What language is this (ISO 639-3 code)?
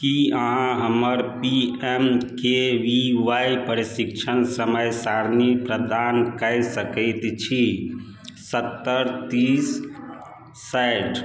mai